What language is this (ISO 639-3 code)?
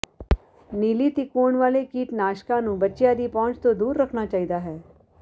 pan